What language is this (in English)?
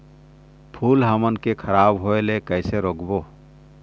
Chhattisgarhi